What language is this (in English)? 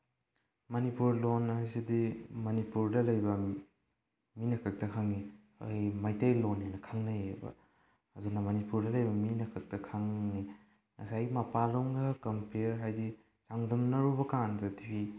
Manipuri